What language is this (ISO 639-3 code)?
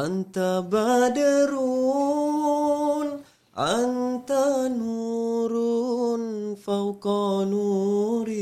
msa